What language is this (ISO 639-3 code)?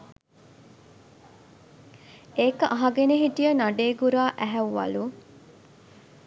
sin